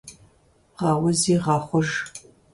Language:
Kabardian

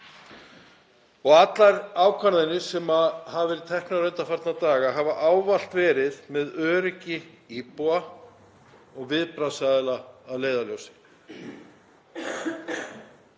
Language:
Icelandic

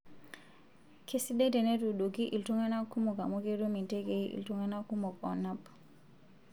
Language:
Masai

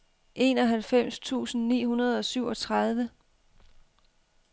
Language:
Danish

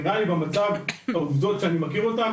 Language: Hebrew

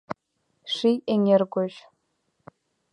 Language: Mari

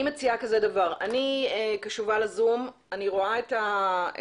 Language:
Hebrew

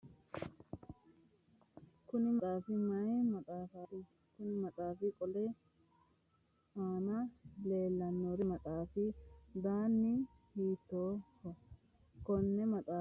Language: Sidamo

